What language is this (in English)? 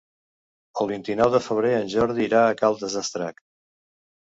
Catalan